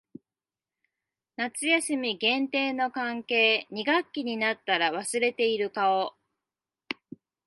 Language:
Japanese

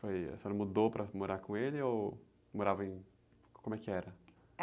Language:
Portuguese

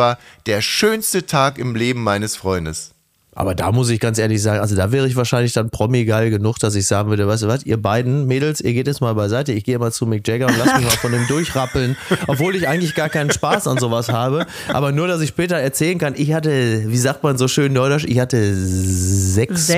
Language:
German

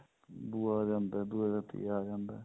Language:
Punjabi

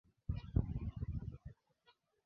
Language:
Swahili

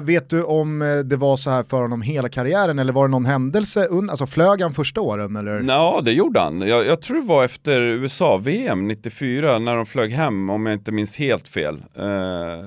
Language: Swedish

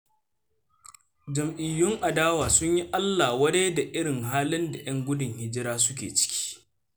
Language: Hausa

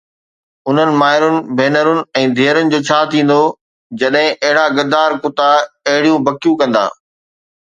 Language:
Sindhi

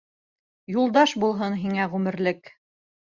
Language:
Bashkir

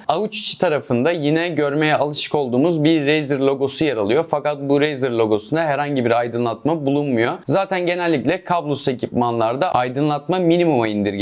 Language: Turkish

